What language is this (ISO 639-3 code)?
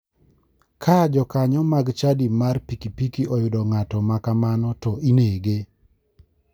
luo